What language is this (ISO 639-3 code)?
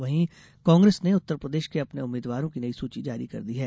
hin